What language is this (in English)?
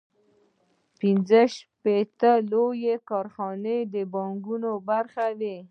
Pashto